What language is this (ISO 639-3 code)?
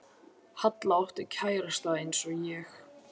isl